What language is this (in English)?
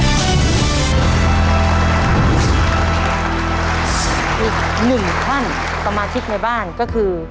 Thai